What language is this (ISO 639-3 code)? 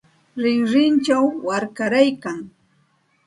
qxt